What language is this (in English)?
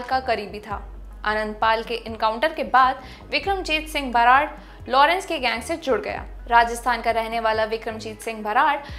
Hindi